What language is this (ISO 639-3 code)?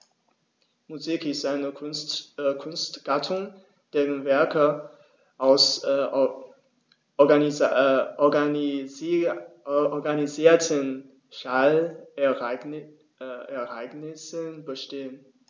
deu